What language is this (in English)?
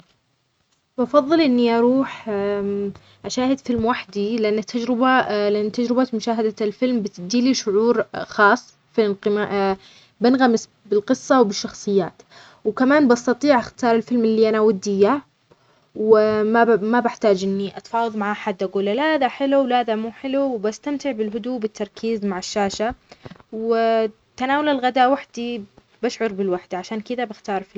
Omani Arabic